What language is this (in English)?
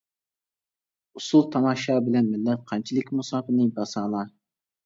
Uyghur